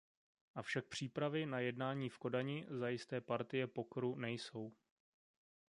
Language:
Czech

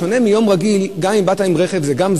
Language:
Hebrew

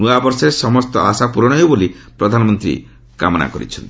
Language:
Odia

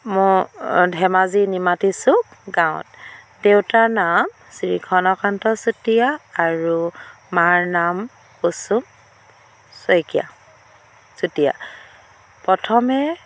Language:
Assamese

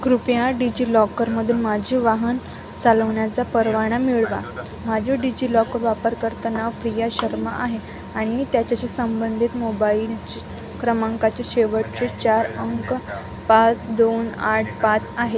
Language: Marathi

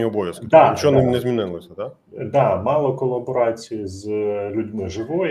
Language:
Ukrainian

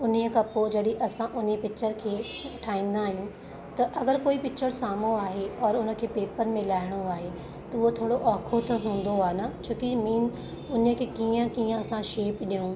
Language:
Sindhi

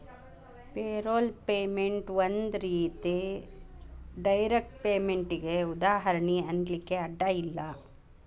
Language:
Kannada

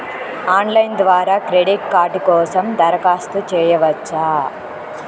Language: Telugu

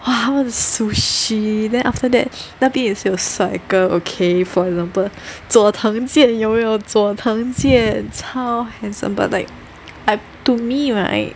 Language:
English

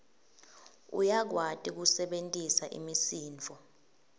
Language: Swati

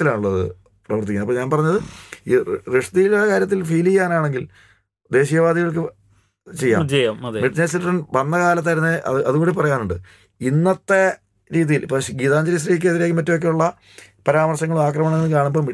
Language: Malayalam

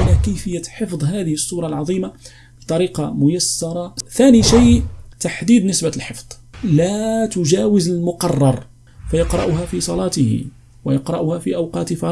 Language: Arabic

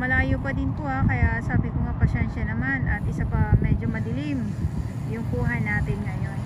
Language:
Filipino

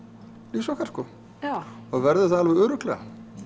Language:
Icelandic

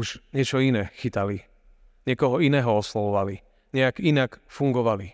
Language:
Slovak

